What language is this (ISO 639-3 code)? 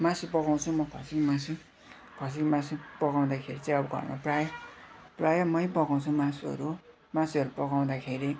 nep